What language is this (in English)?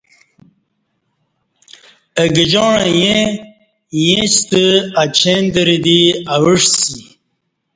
Kati